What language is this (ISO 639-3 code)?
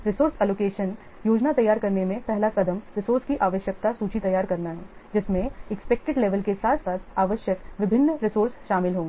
hin